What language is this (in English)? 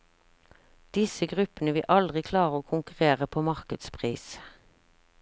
Norwegian